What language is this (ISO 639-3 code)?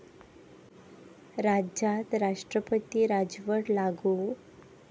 mar